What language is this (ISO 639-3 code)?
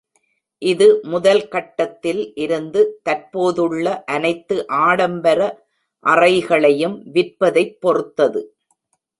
tam